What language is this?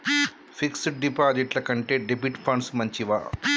Telugu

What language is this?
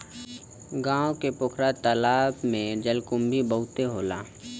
Bhojpuri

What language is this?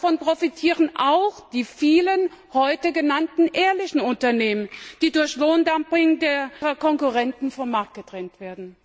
German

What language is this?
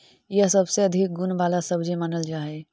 Magahi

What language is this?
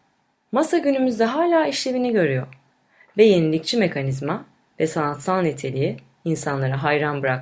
Turkish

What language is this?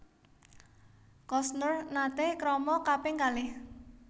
Javanese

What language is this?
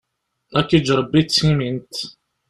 Kabyle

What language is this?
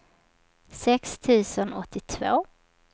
Swedish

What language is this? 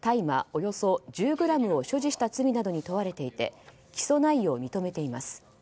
Japanese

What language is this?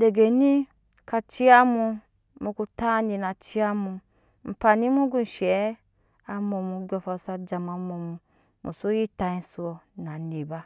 Nyankpa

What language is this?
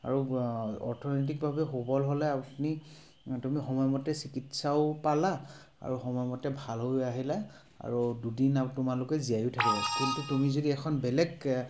Assamese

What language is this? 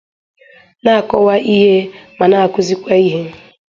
Igbo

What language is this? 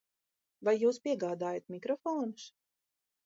Latvian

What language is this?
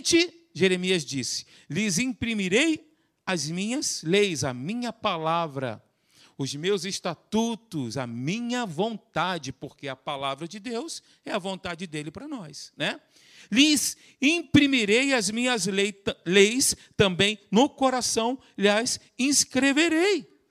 Portuguese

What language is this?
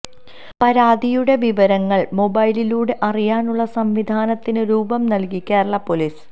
Malayalam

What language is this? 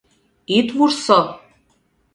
Mari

